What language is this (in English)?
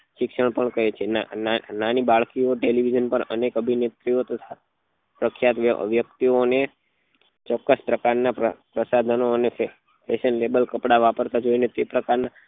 Gujarati